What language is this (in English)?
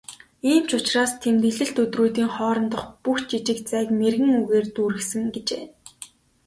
Mongolian